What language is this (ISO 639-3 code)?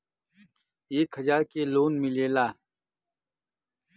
bho